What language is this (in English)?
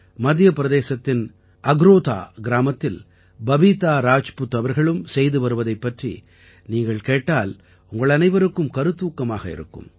Tamil